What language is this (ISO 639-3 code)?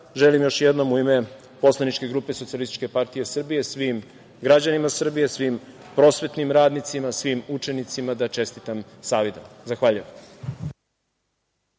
srp